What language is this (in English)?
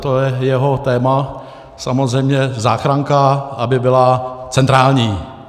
Czech